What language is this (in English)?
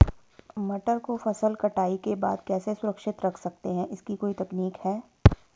Hindi